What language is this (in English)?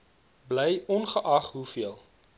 Afrikaans